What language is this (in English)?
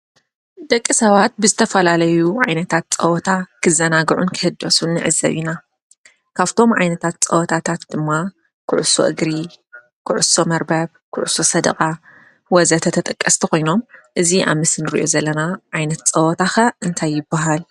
Tigrinya